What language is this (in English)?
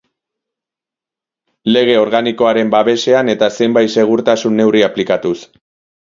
Basque